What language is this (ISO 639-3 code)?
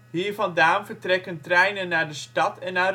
nld